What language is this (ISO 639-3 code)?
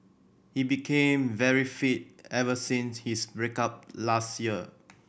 eng